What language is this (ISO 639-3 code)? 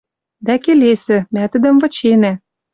mrj